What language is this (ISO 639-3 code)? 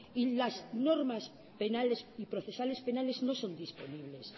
spa